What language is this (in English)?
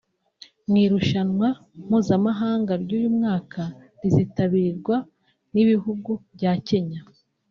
Kinyarwanda